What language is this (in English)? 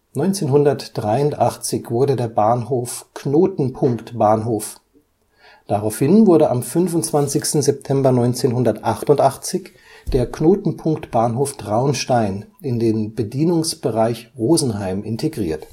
German